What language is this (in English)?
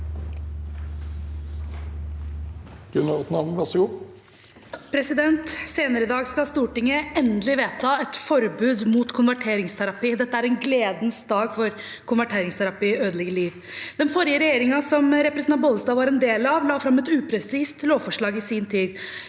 Norwegian